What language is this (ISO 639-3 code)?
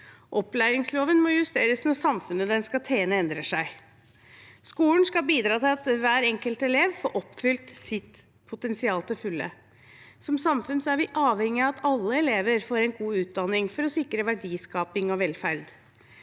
nor